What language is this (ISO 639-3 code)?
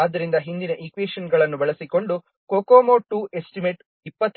kan